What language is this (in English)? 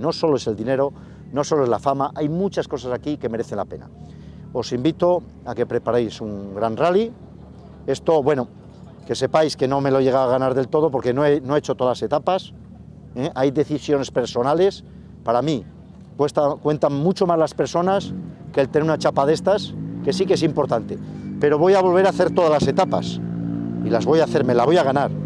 Spanish